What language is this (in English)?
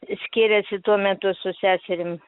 Lithuanian